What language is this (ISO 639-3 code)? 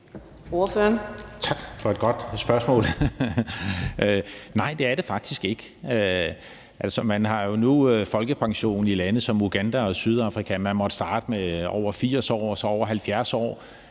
dan